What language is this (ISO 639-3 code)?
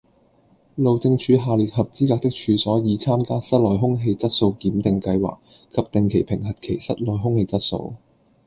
yue